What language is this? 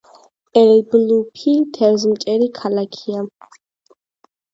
Georgian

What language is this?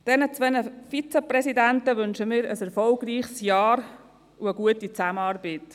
Swiss German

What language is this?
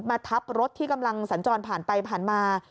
Thai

